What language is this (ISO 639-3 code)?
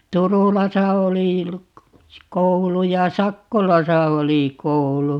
fin